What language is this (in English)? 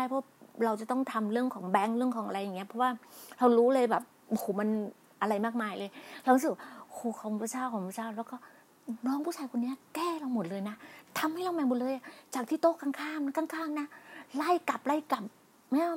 Thai